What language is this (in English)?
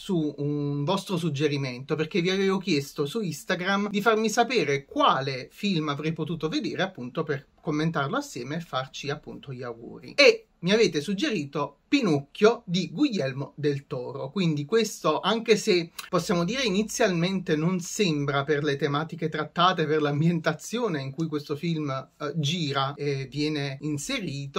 Italian